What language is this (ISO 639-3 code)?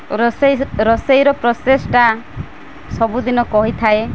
ori